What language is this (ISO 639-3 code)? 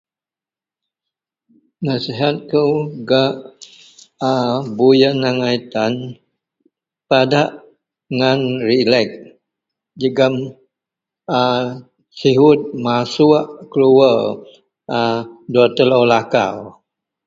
mel